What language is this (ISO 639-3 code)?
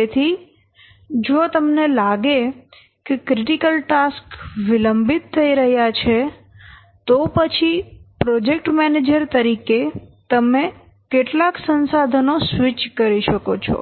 guj